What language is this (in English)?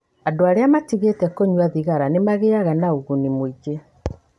Kikuyu